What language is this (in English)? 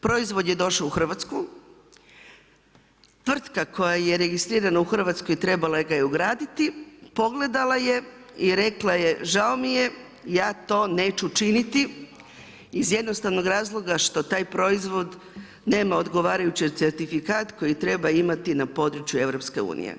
Croatian